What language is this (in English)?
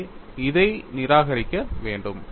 Tamil